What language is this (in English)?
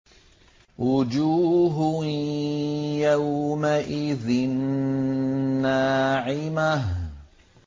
Arabic